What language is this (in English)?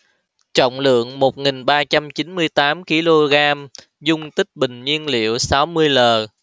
Vietnamese